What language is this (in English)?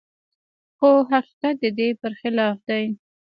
Pashto